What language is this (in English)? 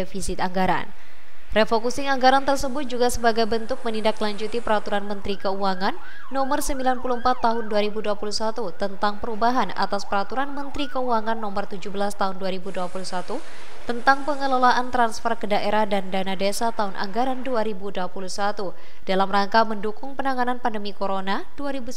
Indonesian